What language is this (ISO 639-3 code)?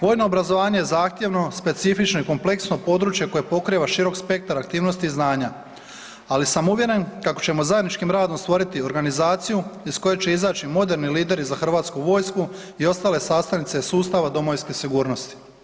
hrv